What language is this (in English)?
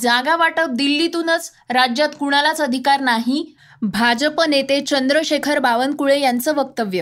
Marathi